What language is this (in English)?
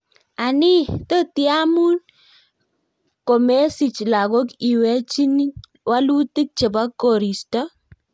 Kalenjin